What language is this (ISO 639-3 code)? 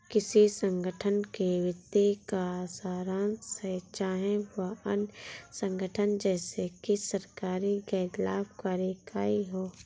hin